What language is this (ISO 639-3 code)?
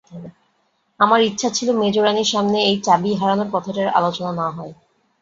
ben